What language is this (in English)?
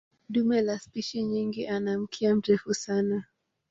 Swahili